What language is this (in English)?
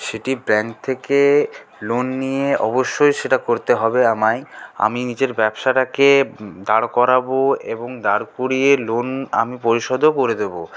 Bangla